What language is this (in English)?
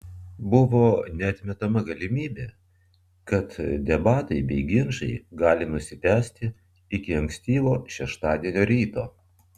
Lithuanian